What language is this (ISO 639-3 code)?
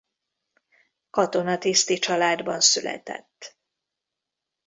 hun